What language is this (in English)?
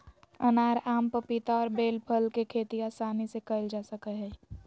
Magahi